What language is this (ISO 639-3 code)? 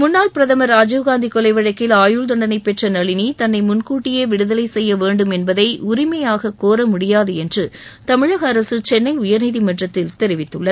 tam